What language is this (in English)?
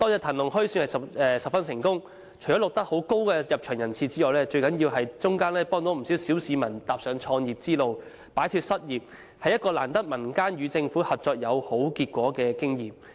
Cantonese